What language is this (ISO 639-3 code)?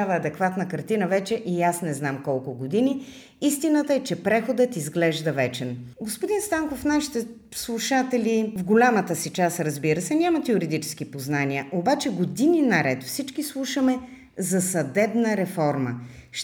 bul